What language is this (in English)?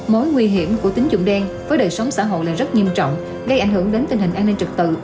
Vietnamese